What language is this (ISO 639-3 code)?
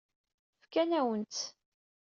kab